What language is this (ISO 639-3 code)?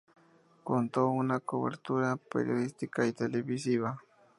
spa